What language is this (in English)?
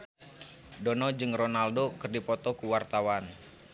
Sundanese